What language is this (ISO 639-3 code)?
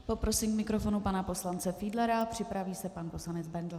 ces